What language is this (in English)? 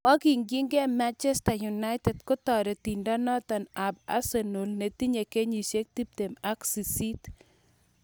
Kalenjin